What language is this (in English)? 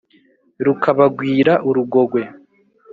Kinyarwanda